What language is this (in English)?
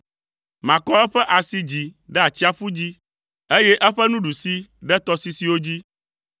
Ewe